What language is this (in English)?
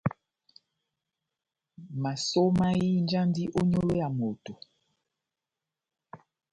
Batanga